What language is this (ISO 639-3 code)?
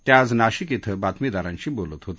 mar